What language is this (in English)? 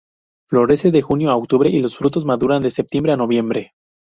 Spanish